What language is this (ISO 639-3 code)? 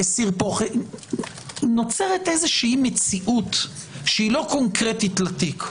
heb